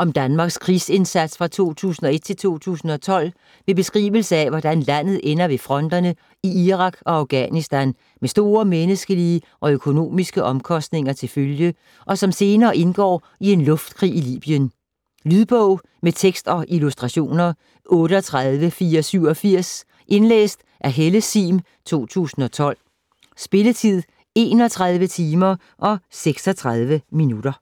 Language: Danish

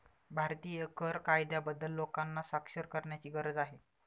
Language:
Marathi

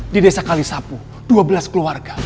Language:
Indonesian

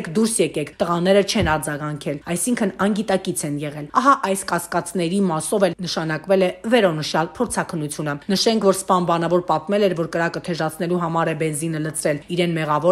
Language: Romanian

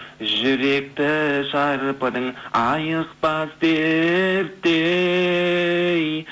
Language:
Kazakh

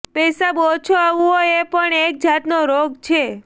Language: Gujarati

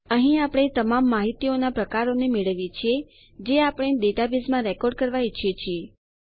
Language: Gujarati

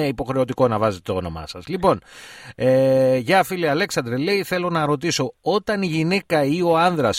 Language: Greek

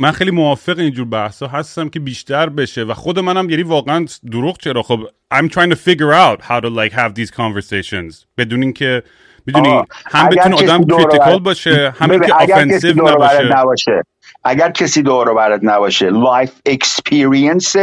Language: Persian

